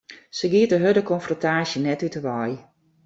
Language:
Western Frisian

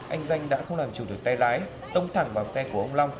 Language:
Vietnamese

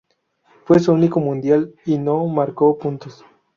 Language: Spanish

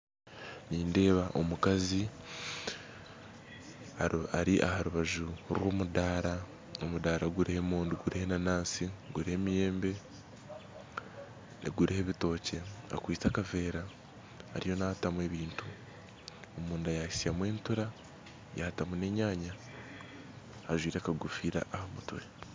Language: Nyankole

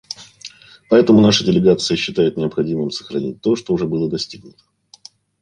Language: Russian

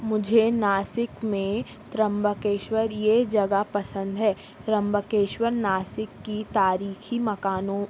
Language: Urdu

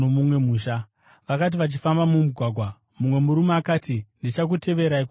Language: Shona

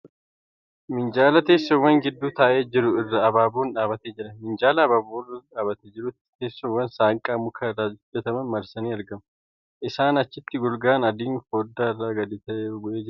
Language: Oromo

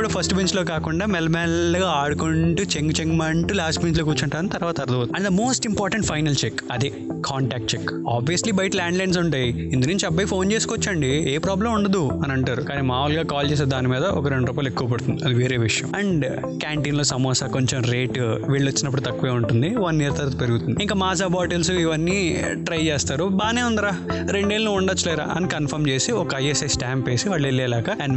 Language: Telugu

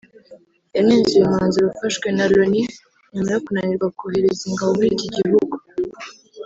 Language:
Kinyarwanda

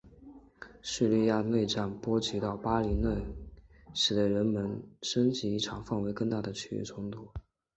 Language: Chinese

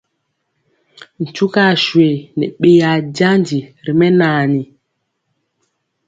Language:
Mpiemo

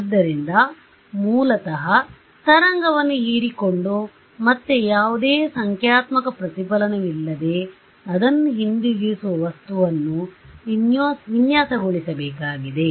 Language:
Kannada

